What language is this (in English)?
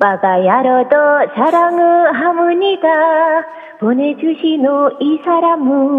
Korean